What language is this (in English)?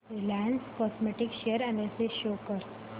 Marathi